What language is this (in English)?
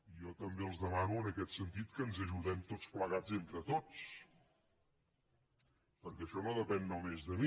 Catalan